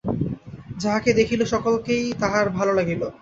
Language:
Bangla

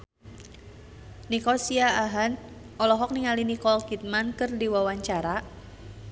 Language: Sundanese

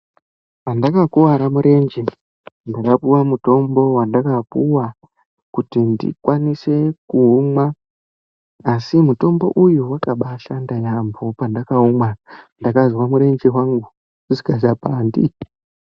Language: Ndau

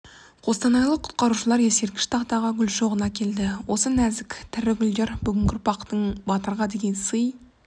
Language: Kazakh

